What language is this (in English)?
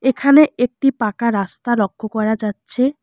Bangla